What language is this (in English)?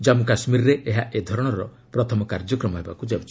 Odia